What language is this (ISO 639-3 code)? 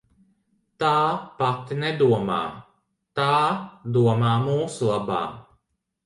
lav